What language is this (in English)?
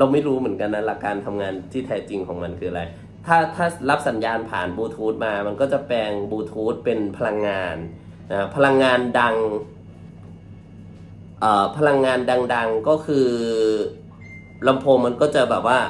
Thai